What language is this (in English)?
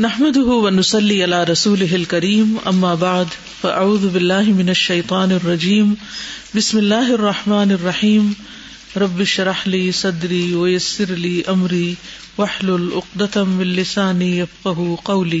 Urdu